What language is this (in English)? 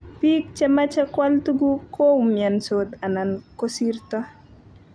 Kalenjin